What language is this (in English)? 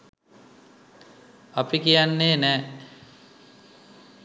Sinhala